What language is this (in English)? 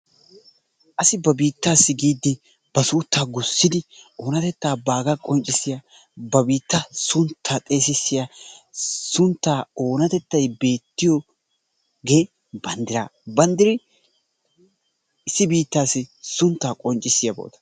Wolaytta